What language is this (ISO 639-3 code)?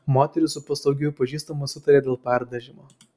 lit